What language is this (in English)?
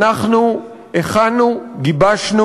Hebrew